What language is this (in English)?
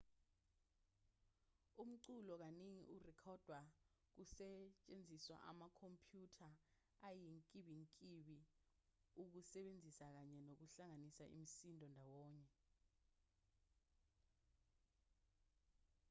Zulu